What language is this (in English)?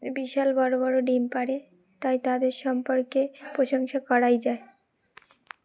Bangla